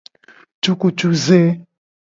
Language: Gen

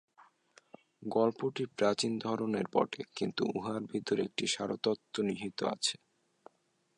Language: Bangla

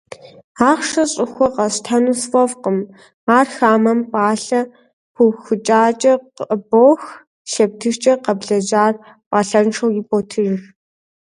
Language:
Kabardian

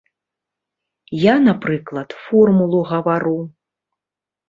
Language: Belarusian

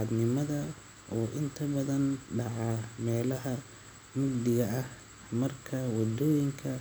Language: Somali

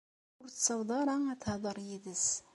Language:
Kabyle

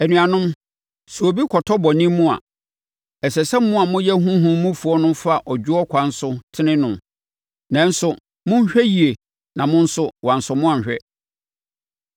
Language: Akan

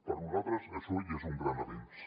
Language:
Catalan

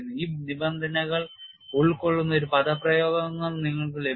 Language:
Malayalam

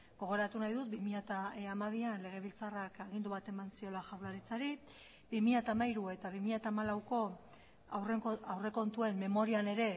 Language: Basque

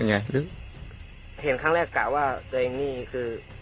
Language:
Thai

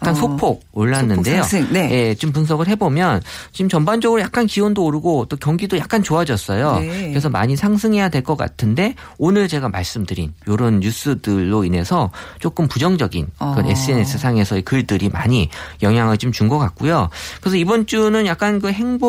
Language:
Korean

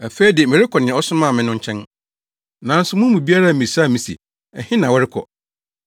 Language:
Akan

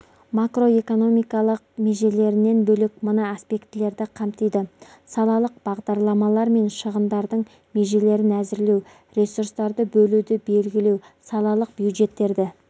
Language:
Kazakh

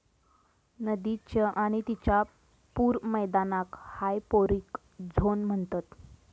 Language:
Marathi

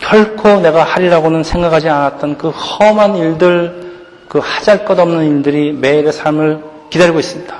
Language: Korean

